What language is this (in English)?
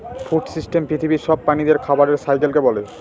Bangla